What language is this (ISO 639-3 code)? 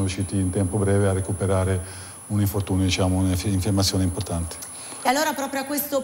ita